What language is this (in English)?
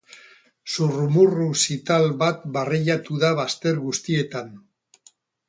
Basque